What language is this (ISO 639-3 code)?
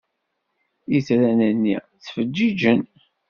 kab